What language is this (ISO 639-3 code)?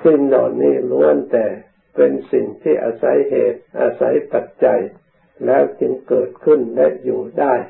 tha